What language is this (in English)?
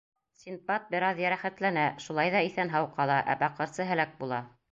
Bashkir